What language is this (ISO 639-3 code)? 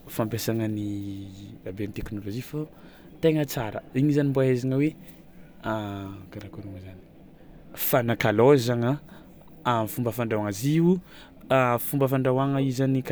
xmw